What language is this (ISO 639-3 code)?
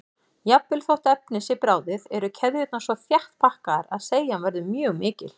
isl